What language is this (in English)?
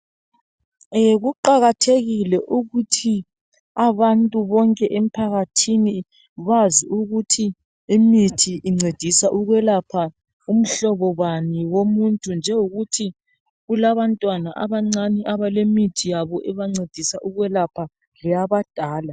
North Ndebele